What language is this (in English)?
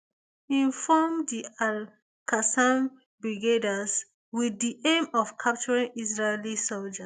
Nigerian Pidgin